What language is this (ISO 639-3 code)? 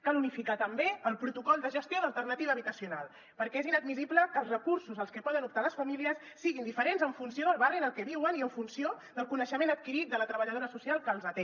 cat